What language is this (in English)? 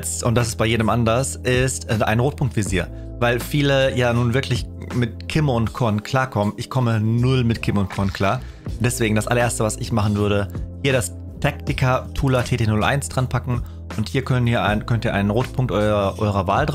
German